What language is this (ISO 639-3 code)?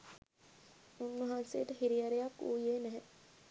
sin